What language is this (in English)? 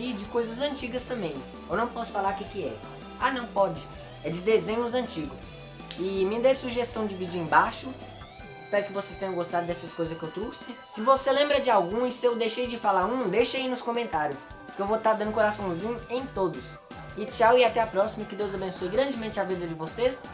Portuguese